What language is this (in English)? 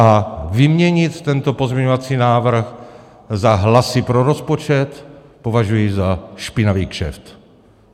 Czech